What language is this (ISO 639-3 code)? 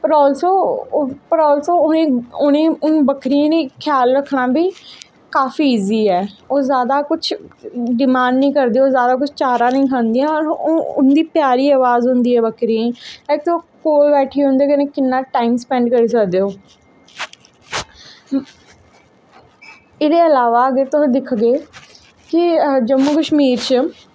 doi